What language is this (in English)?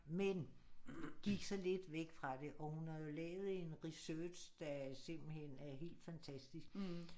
Danish